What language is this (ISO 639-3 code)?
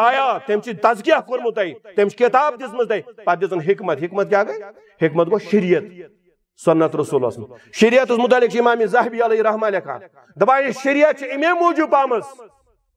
ron